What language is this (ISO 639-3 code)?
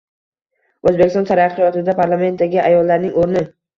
uzb